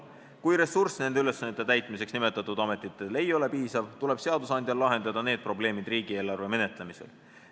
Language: Estonian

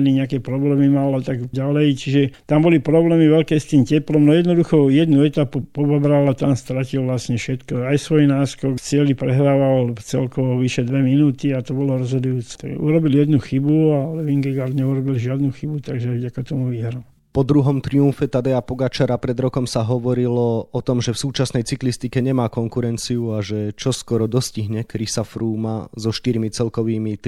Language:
Slovak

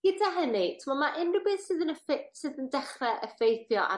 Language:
Welsh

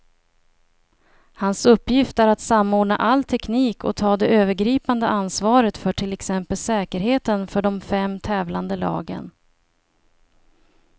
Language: Swedish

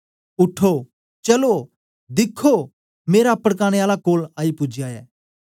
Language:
Dogri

